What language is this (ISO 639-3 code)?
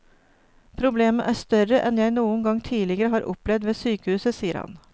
nor